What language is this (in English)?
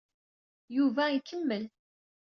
Kabyle